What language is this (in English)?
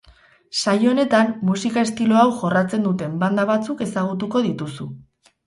Basque